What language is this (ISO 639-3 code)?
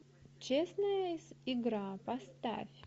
rus